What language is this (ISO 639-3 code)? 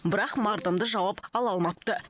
kaz